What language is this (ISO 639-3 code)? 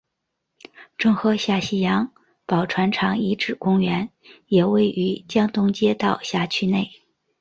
zho